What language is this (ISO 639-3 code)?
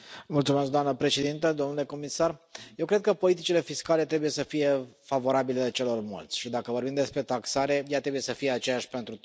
ron